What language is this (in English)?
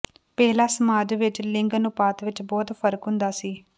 Punjabi